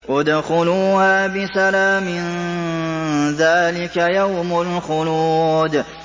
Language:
Arabic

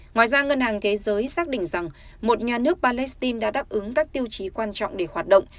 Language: Vietnamese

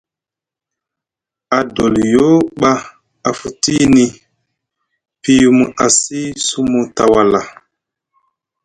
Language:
Musgu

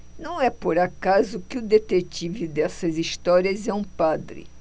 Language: Portuguese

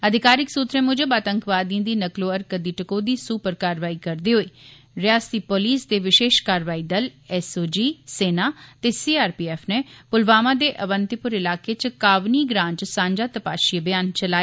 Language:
Dogri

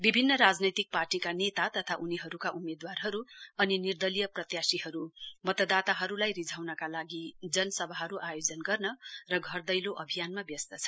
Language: Nepali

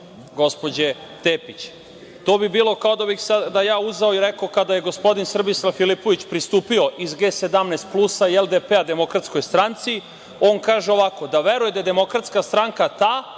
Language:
Serbian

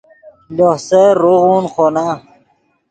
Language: Yidgha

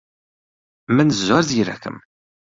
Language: Central Kurdish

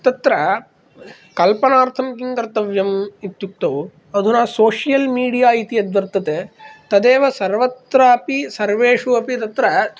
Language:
Sanskrit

